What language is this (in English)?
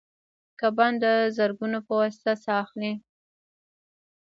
Pashto